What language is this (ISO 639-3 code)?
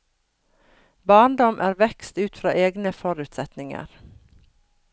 nor